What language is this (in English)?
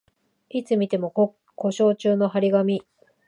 Japanese